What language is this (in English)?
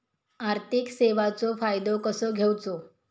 Marathi